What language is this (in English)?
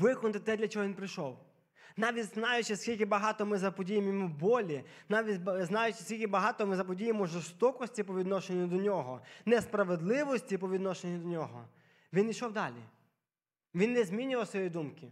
Ukrainian